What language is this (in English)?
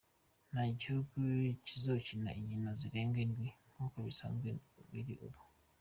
Kinyarwanda